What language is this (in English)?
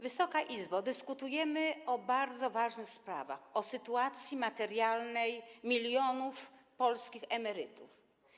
Polish